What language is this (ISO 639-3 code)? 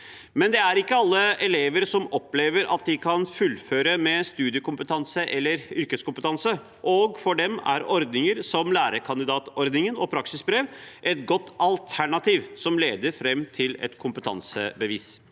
nor